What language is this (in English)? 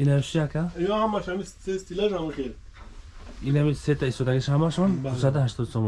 Turkish